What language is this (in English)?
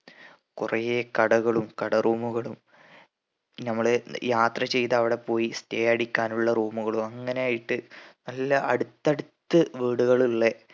Malayalam